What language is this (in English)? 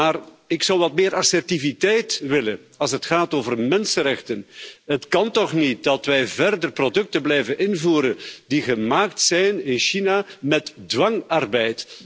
Dutch